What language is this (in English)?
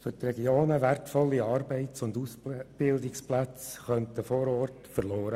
Swiss German